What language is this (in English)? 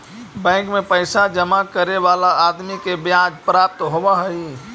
Magahi